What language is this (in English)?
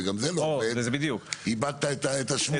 Hebrew